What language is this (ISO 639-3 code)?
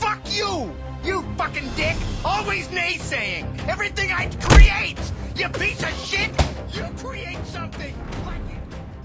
eng